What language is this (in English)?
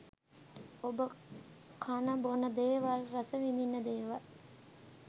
Sinhala